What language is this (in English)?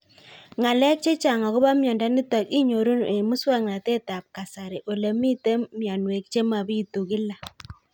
Kalenjin